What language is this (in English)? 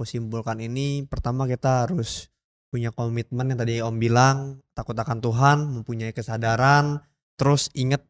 Indonesian